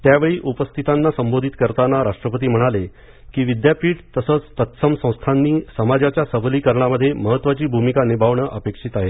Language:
Marathi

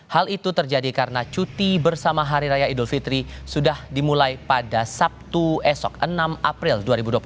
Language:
Indonesian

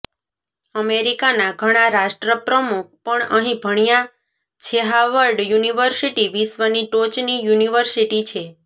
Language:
Gujarati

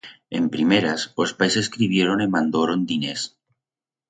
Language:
Aragonese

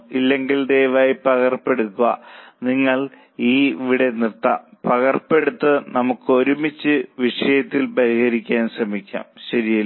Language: Malayalam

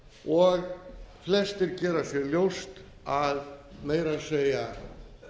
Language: Icelandic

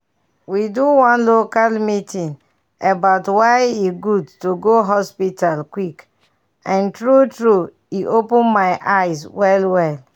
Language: Nigerian Pidgin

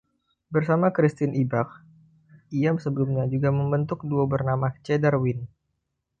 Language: Indonesian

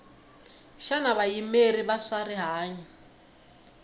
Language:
Tsonga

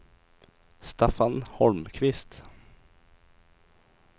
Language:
Swedish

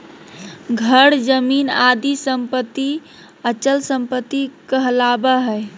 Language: Magahi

